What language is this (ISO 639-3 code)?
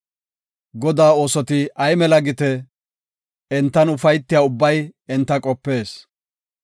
gof